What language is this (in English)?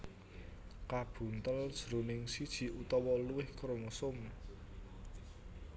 Javanese